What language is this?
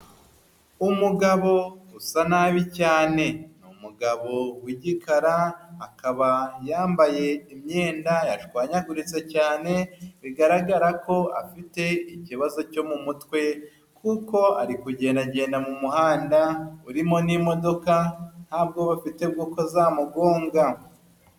Kinyarwanda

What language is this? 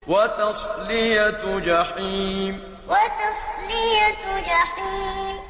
Arabic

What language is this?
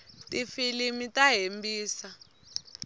Tsonga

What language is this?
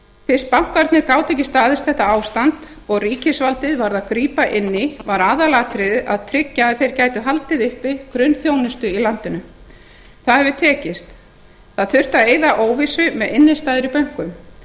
Icelandic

